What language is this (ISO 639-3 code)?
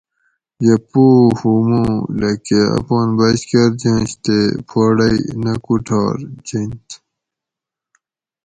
gwc